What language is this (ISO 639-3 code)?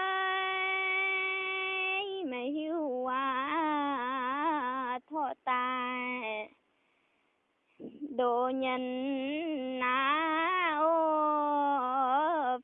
ind